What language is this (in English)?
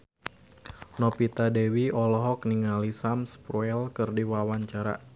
Sundanese